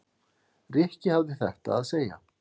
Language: Icelandic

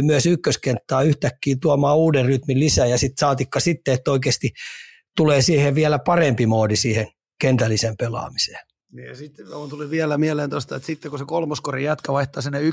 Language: Finnish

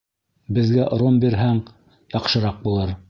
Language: Bashkir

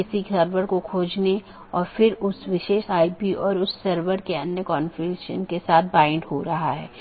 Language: Hindi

